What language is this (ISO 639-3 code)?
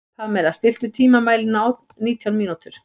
isl